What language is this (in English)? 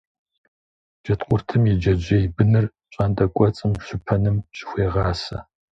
Kabardian